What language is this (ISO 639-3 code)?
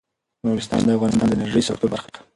pus